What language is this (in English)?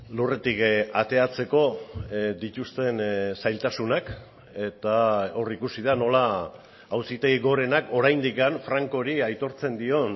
Basque